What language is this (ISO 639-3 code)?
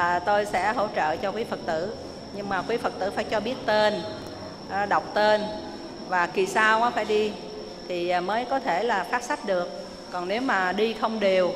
vie